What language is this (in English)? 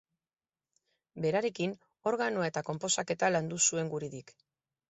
Basque